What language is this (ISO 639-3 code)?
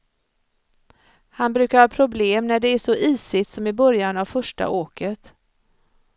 swe